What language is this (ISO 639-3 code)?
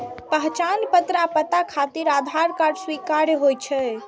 mai